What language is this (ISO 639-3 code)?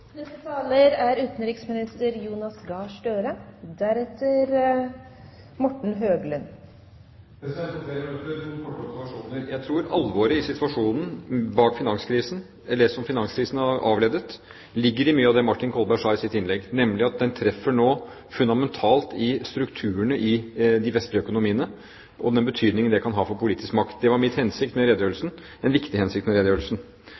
nob